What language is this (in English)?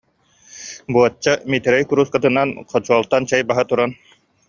Yakut